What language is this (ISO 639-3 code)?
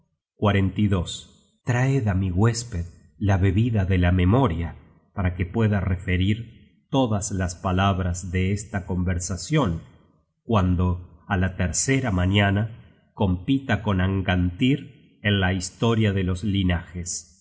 spa